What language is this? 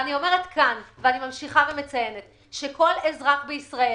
Hebrew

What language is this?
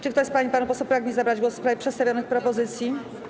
Polish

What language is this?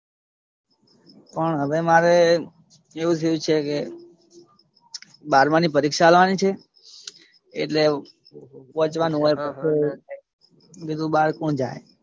Gujarati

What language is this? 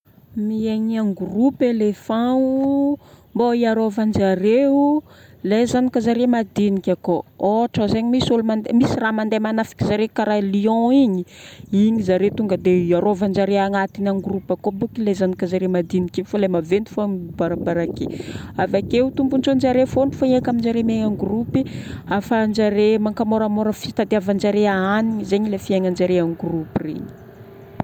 Northern Betsimisaraka Malagasy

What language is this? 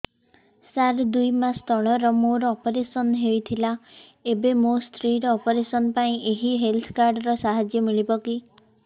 Odia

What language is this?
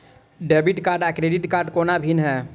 Maithili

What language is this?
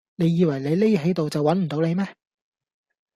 Cantonese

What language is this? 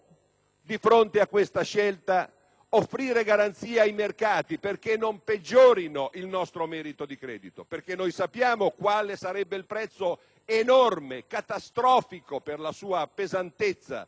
Italian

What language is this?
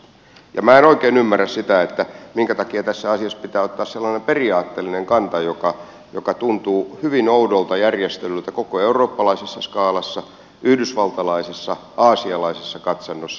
Finnish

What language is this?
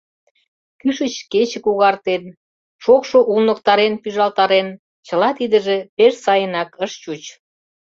Mari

